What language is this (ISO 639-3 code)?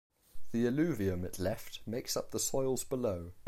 eng